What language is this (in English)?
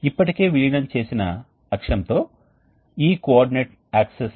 Telugu